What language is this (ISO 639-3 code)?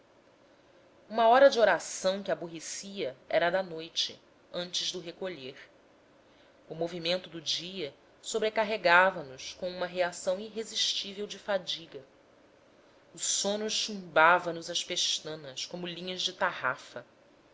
por